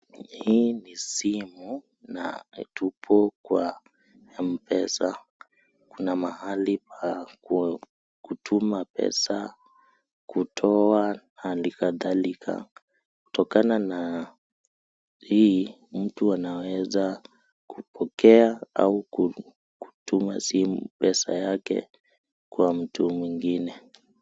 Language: Swahili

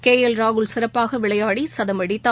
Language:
Tamil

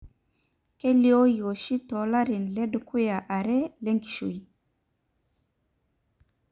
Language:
Masai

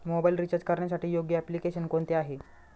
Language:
Marathi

